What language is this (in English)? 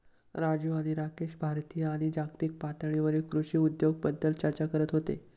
Marathi